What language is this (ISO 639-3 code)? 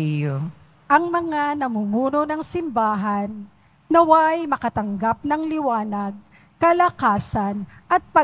fil